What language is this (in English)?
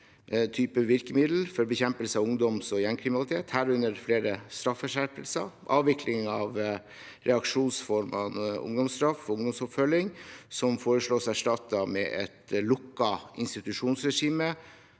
Norwegian